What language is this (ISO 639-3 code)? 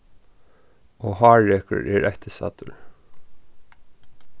fao